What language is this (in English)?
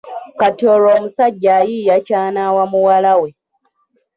Ganda